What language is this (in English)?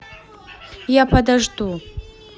Russian